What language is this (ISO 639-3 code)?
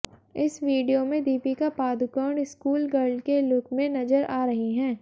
hin